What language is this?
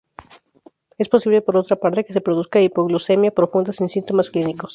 Spanish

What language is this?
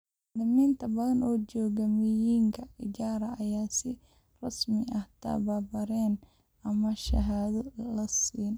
Somali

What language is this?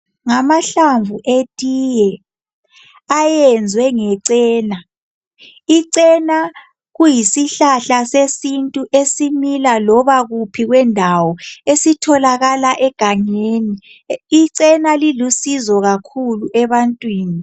North Ndebele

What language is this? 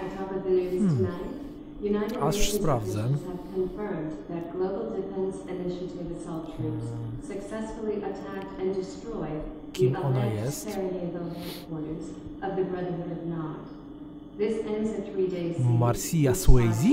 Polish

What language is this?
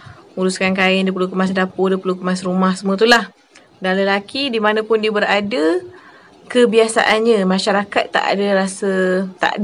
Malay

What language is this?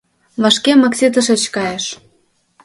Mari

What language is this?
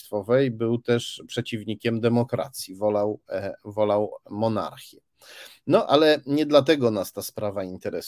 Polish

